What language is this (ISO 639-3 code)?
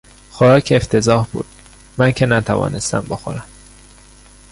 fas